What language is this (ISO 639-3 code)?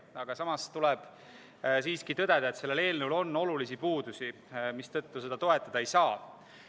est